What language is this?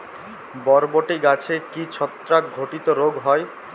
Bangla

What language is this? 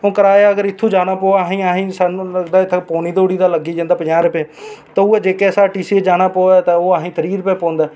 Dogri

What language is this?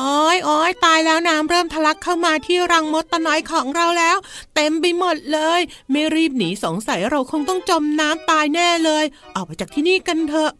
Thai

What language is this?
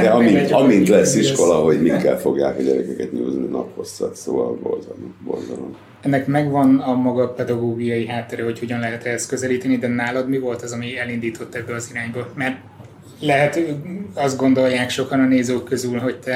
Hungarian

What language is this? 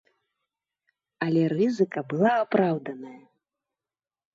Belarusian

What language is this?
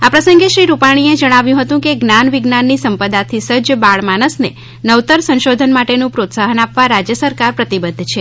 Gujarati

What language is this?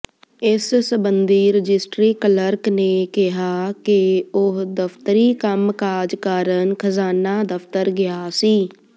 Punjabi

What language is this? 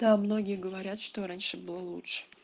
Russian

